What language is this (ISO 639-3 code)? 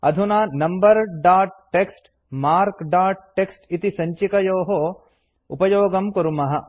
san